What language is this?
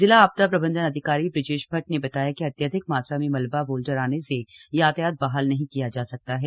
Hindi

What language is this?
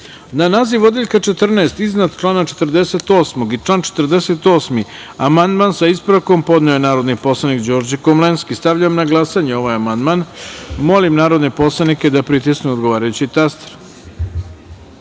Serbian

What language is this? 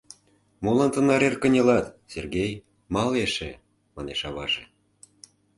Mari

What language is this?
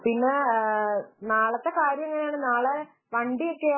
Malayalam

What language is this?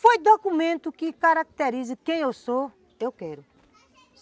Portuguese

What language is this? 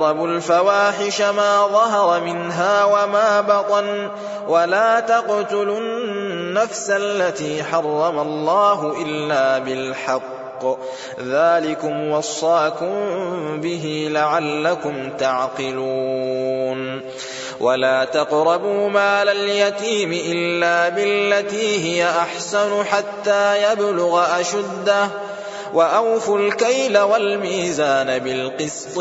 Arabic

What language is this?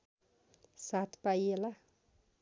Nepali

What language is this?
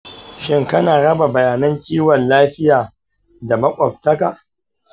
Hausa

